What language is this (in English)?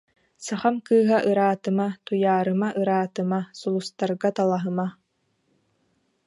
Yakut